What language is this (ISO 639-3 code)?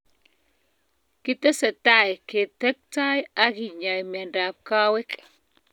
kln